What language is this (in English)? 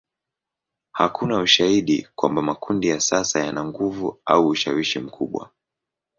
Swahili